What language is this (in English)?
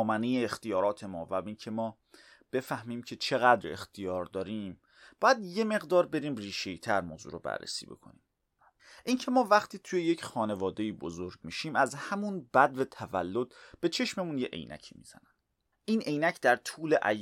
Persian